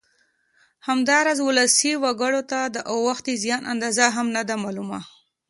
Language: Pashto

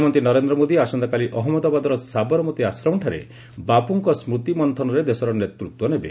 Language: Odia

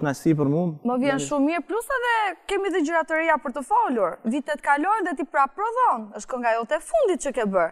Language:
Romanian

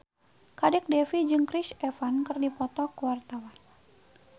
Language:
Sundanese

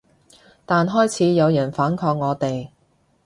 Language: Cantonese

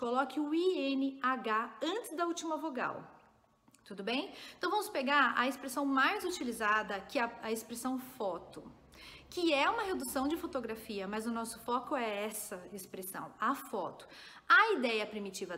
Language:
Portuguese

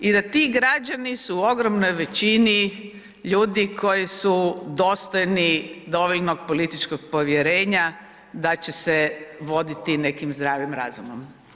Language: Croatian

